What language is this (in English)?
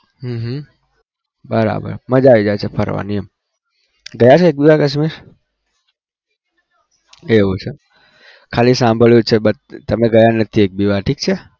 Gujarati